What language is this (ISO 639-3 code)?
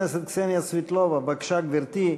heb